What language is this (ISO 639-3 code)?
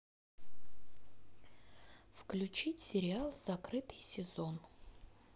rus